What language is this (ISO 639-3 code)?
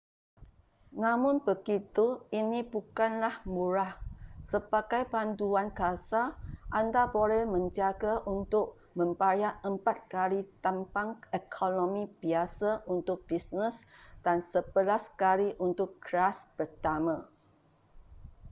msa